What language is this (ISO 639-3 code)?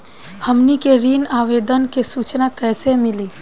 bho